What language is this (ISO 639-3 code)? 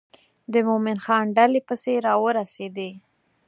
pus